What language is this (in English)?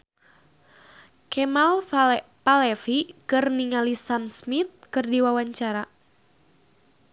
Sundanese